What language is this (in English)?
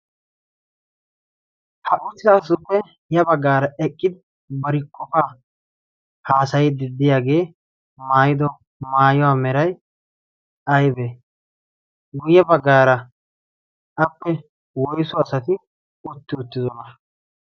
Wolaytta